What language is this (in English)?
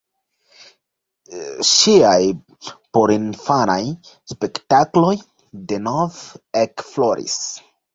Esperanto